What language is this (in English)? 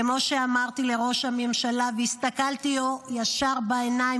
Hebrew